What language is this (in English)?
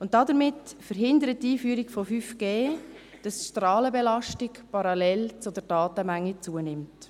Swiss German